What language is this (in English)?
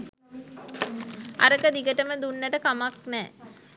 Sinhala